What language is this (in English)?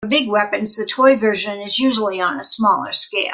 English